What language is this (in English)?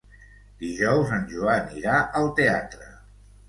Catalan